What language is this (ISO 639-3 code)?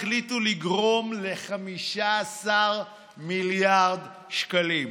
heb